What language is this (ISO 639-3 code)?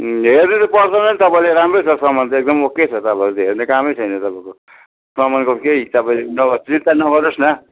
nep